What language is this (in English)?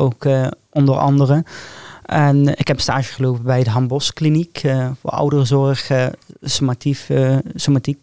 Dutch